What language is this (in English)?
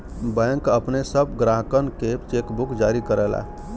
Bhojpuri